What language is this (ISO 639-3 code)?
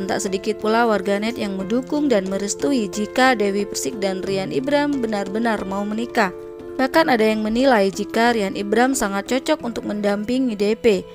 ind